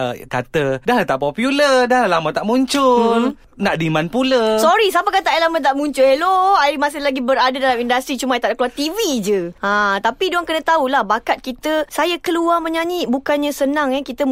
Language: Malay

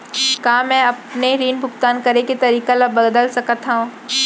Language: Chhattisgarhi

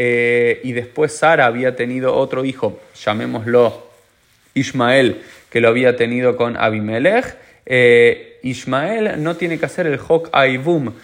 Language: Spanish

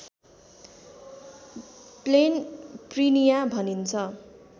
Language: Nepali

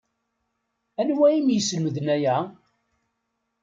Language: Kabyle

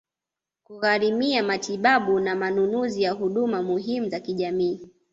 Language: Swahili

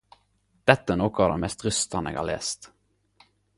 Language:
Norwegian Nynorsk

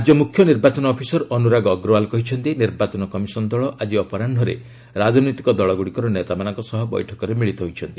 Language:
Odia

